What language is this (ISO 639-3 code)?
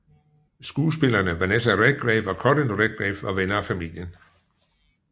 dan